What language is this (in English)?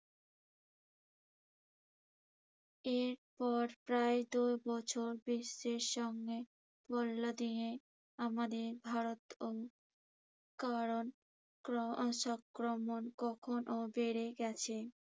Bangla